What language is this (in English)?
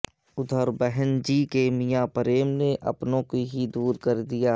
Urdu